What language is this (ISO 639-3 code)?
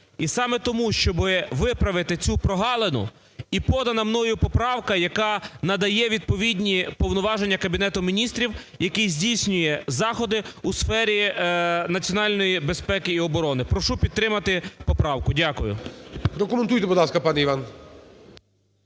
ukr